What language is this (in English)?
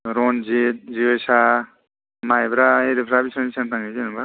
Bodo